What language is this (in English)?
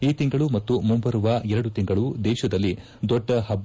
Kannada